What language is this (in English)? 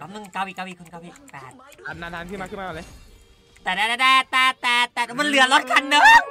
Thai